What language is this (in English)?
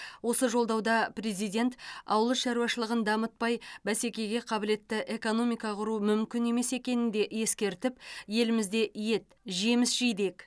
Kazakh